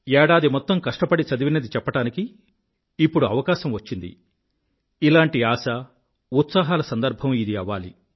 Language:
Telugu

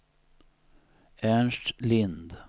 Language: Swedish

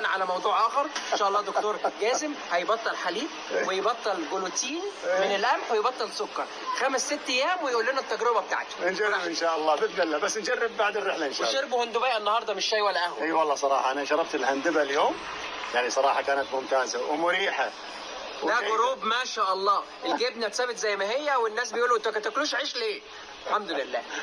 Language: Arabic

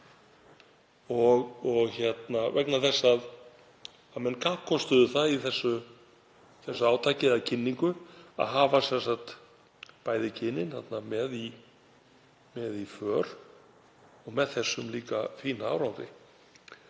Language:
Icelandic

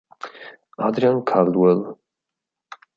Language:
Italian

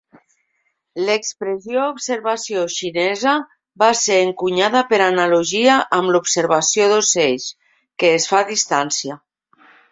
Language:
Catalan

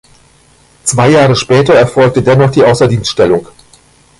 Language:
German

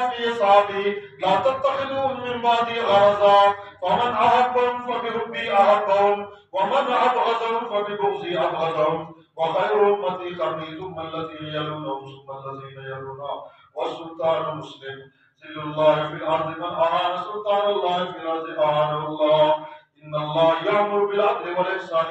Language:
Arabic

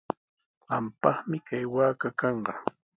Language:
Sihuas Ancash Quechua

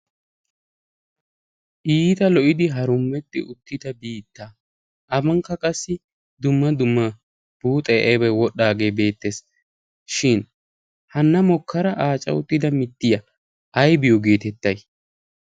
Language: Wolaytta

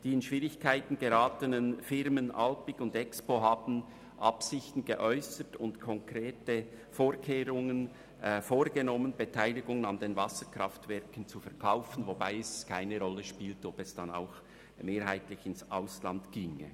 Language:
Swiss German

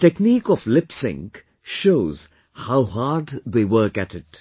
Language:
English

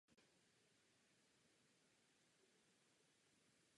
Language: Czech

